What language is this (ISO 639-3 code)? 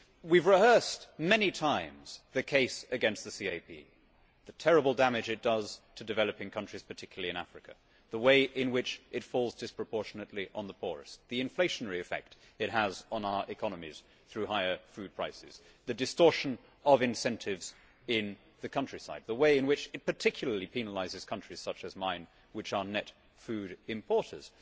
eng